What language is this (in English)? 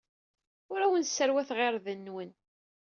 Kabyle